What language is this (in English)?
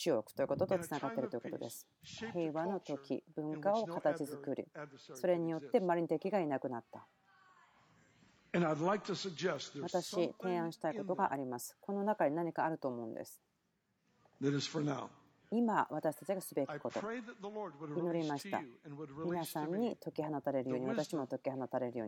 Japanese